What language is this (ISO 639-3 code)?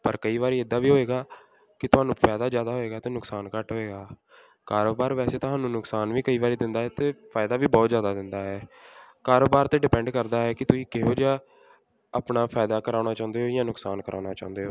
pan